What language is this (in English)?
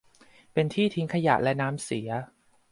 Thai